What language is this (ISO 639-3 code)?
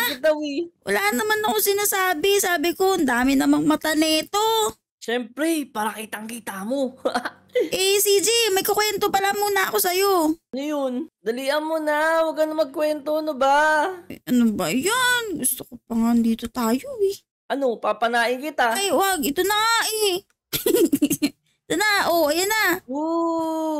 fil